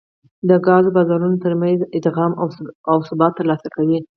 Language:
Pashto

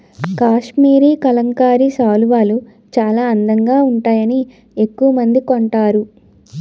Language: Telugu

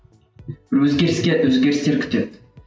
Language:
Kazakh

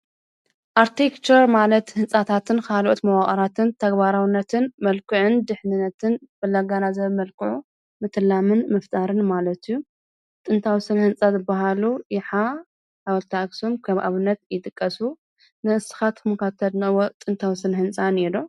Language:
Tigrinya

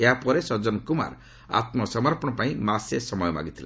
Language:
Odia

